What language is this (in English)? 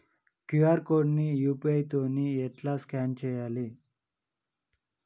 Telugu